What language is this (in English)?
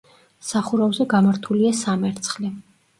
Georgian